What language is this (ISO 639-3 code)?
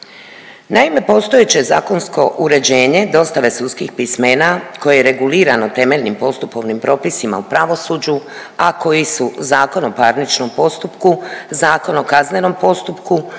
hrv